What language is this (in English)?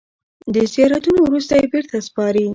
Pashto